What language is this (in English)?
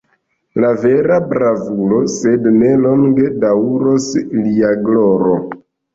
Esperanto